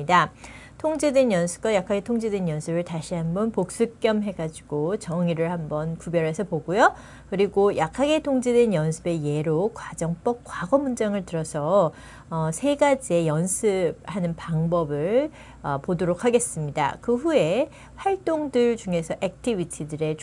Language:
Korean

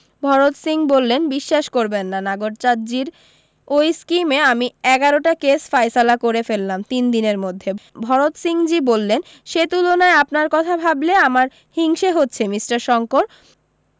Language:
Bangla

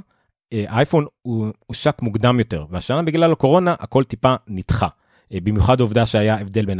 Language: Hebrew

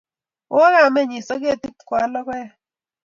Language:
Kalenjin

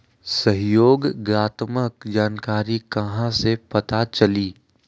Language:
Magahi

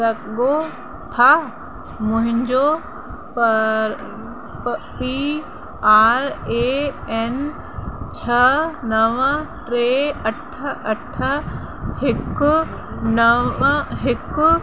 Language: Sindhi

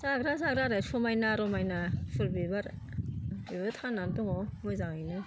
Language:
Bodo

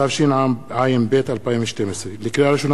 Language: Hebrew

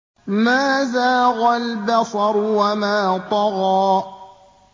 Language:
Arabic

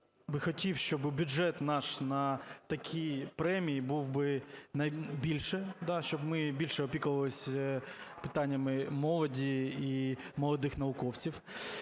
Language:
Ukrainian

